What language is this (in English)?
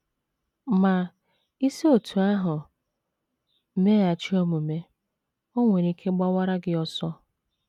Igbo